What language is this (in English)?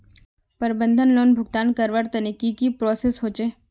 Magahi